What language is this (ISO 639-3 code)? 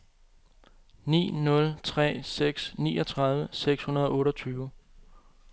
dan